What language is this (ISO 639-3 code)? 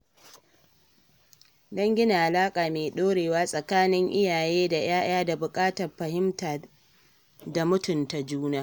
hau